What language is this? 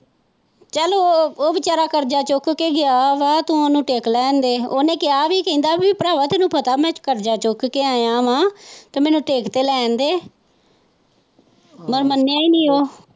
Punjabi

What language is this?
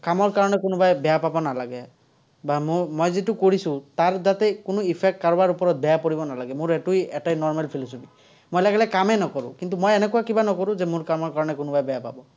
Assamese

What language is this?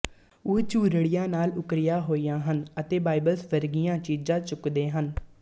Punjabi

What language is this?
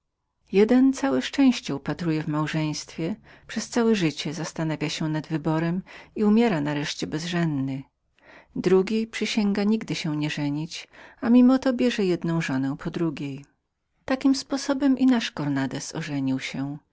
Polish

